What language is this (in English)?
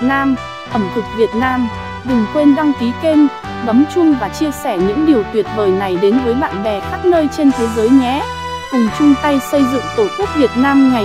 Vietnamese